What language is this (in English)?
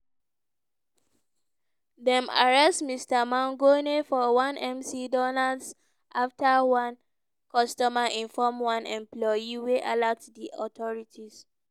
Nigerian Pidgin